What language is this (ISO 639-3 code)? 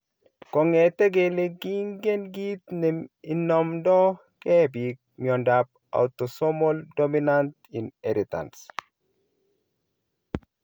kln